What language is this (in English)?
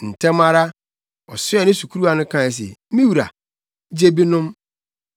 Akan